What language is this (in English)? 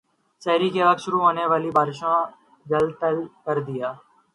Urdu